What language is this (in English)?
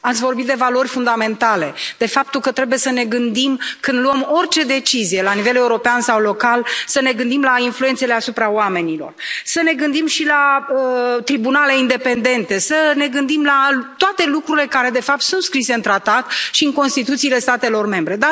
Romanian